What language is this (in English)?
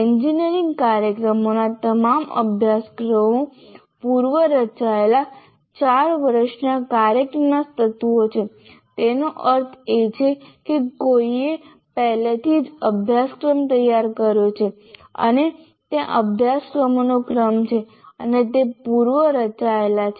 Gujarati